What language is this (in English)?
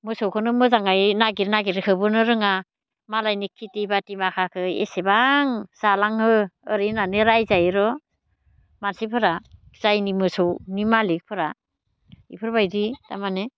Bodo